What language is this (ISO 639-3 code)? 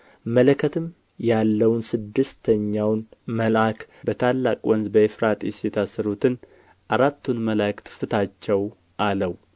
amh